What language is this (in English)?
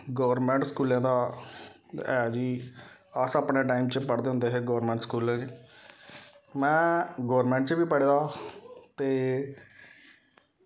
Dogri